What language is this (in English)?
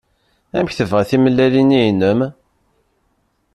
Kabyle